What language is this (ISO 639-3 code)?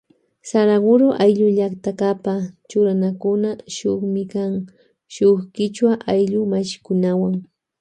qvj